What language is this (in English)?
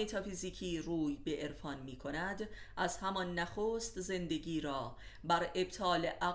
Persian